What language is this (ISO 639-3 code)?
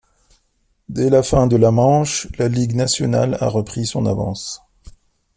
fra